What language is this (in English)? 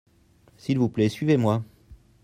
French